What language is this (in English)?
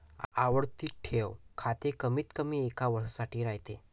Marathi